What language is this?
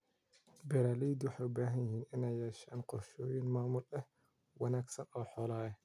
Somali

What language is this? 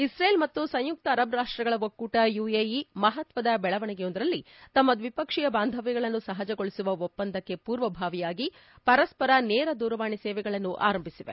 Kannada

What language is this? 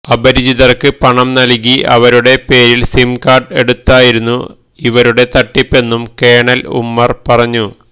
Malayalam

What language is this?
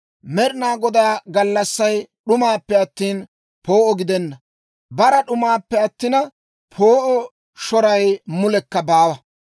Dawro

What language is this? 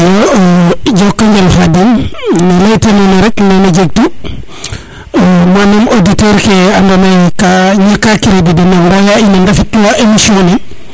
Serer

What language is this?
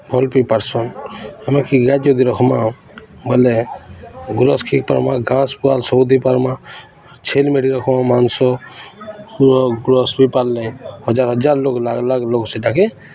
Odia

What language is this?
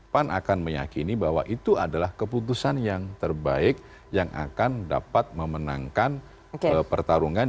Indonesian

